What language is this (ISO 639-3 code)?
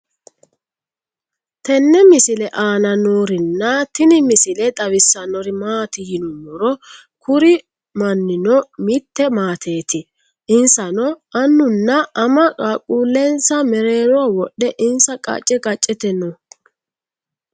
sid